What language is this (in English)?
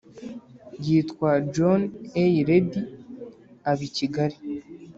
Kinyarwanda